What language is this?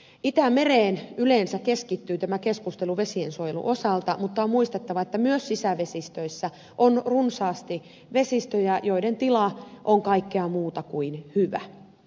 Finnish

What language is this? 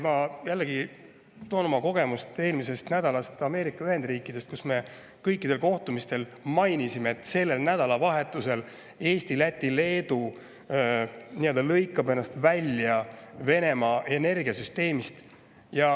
Estonian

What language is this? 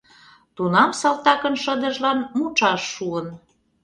Mari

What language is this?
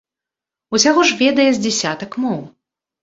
Belarusian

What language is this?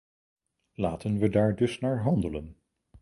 Dutch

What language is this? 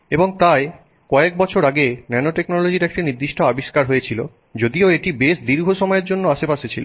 Bangla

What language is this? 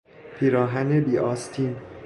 Persian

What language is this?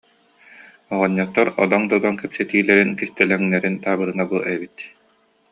Yakut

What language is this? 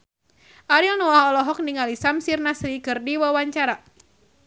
Sundanese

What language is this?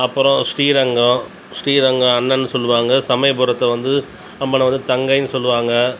Tamil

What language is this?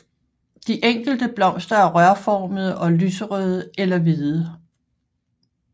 Danish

